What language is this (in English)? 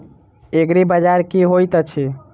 Maithili